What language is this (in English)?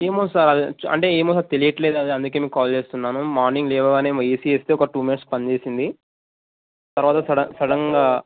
Telugu